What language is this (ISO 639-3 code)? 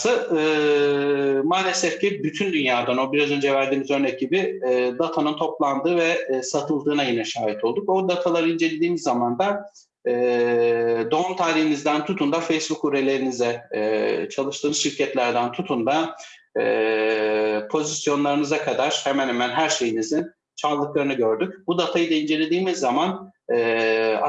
tur